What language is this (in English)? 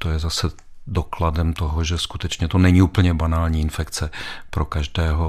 Czech